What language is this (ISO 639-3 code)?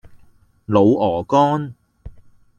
yue